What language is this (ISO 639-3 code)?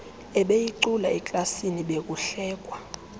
xho